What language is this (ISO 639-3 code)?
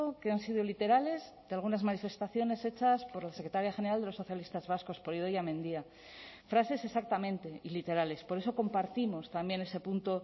spa